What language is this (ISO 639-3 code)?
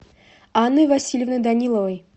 rus